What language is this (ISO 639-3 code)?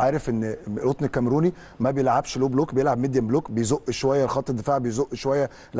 ara